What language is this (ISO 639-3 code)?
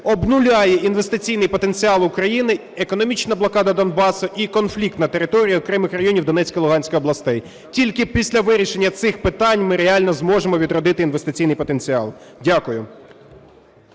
ukr